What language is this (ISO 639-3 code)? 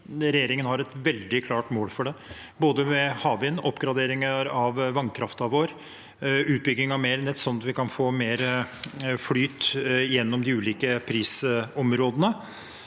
nor